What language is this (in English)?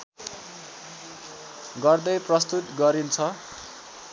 Nepali